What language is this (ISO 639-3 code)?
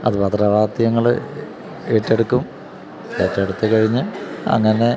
mal